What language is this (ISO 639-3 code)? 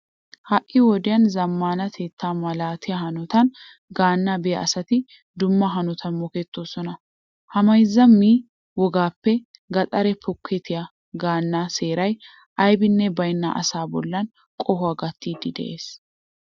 wal